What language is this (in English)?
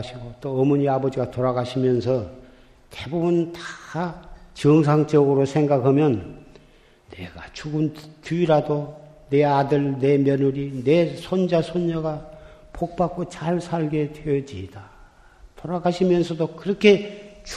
Korean